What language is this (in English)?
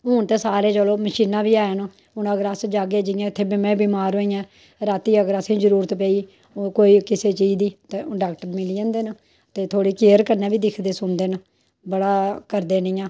Dogri